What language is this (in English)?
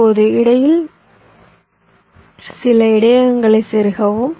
Tamil